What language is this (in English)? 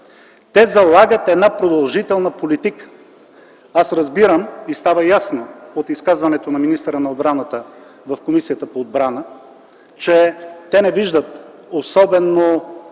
Bulgarian